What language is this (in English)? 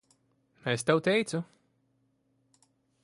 Latvian